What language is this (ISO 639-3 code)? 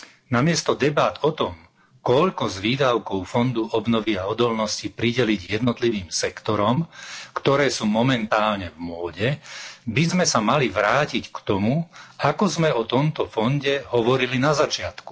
slk